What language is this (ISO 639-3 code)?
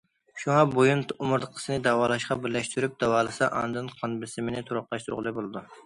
uig